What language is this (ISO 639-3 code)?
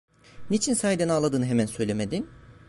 tur